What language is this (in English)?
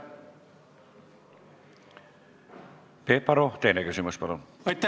Estonian